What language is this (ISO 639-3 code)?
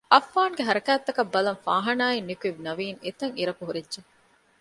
div